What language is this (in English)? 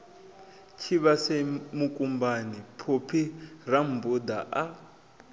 Venda